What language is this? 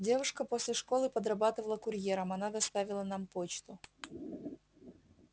Russian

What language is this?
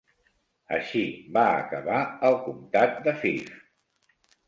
Catalan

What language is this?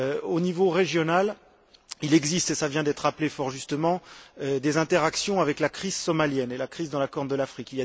French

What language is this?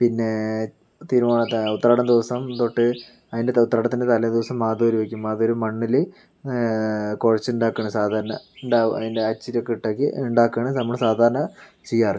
Malayalam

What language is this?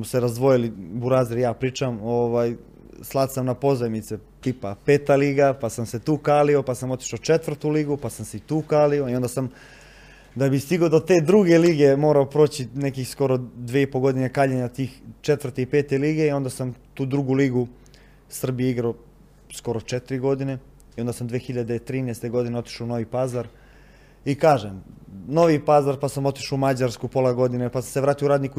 Croatian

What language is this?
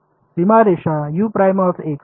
Marathi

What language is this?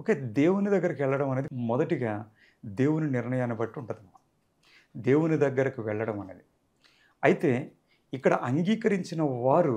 Telugu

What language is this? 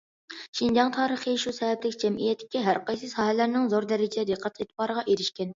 Uyghur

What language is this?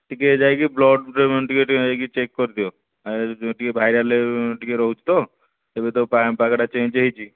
Odia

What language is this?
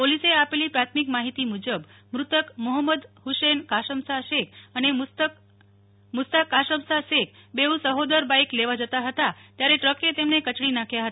Gujarati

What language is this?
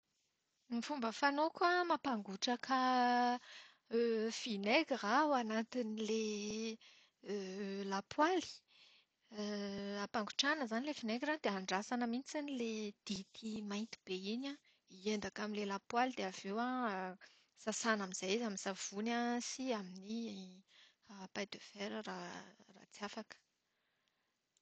Malagasy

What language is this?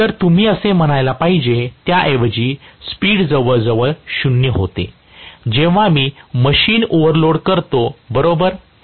Marathi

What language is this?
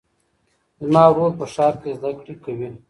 Pashto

